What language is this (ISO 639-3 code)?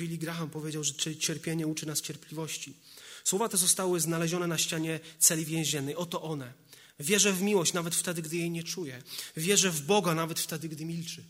pol